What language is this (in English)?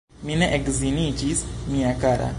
Esperanto